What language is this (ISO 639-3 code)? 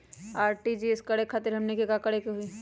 mag